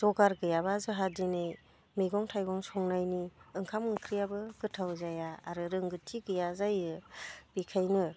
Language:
Bodo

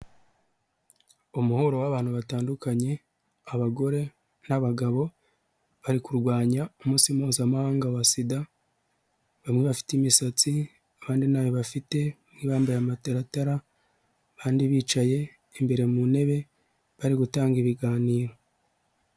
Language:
Kinyarwanda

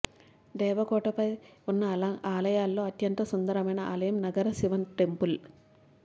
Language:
Telugu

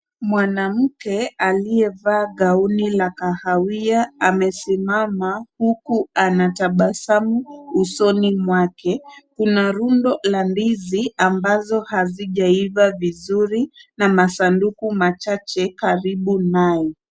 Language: Swahili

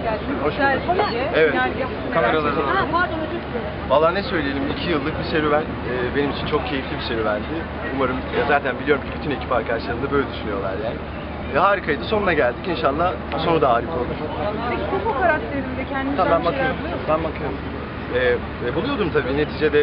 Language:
Turkish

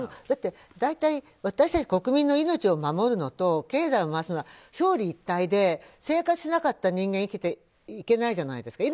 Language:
Japanese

